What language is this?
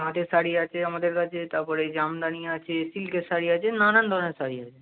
Bangla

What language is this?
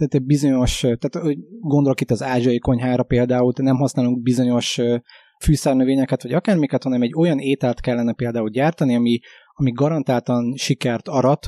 Hungarian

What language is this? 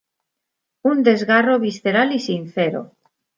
Spanish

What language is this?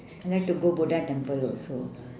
English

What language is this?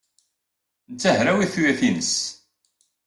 Kabyle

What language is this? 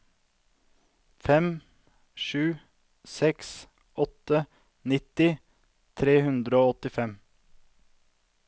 Norwegian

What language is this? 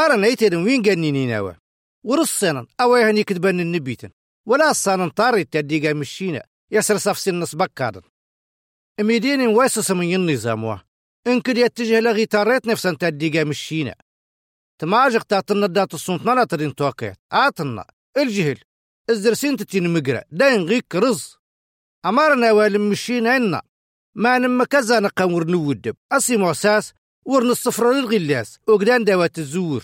Arabic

